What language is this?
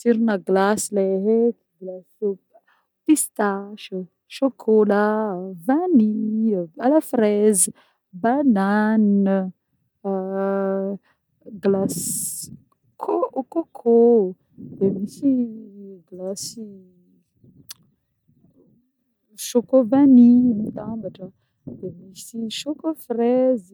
Northern Betsimisaraka Malagasy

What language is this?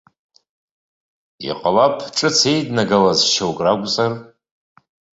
Abkhazian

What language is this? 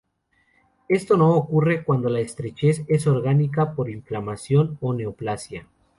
Spanish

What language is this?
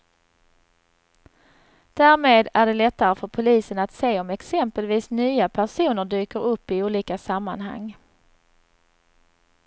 Swedish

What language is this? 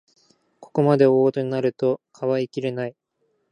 Japanese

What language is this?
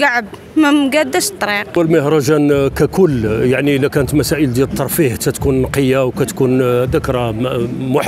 Arabic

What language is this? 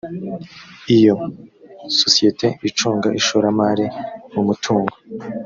Kinyarwanda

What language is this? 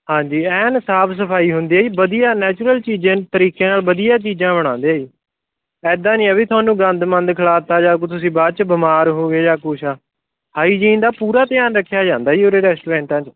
Punjabi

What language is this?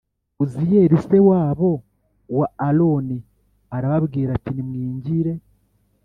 Kinyarwanda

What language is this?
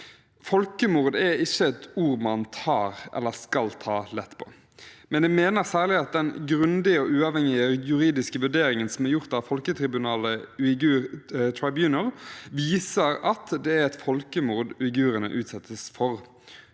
Norwegian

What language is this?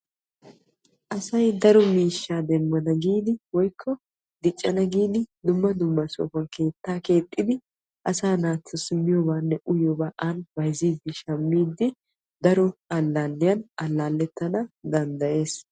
Wolaytta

